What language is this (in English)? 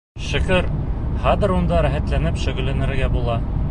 Bashkir